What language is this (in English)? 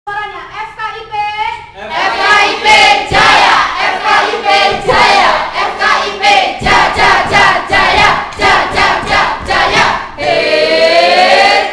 Indonesian